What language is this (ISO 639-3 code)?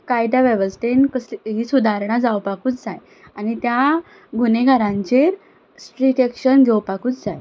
kok